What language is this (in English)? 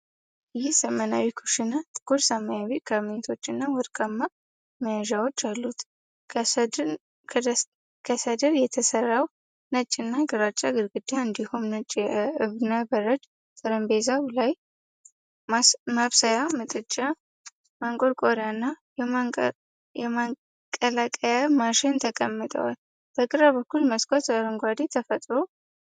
Amharic